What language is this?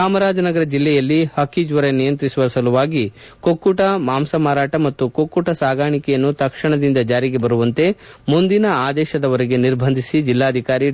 Kannada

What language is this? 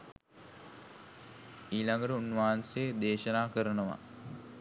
Sinhala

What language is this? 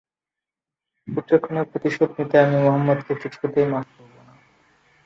Bangla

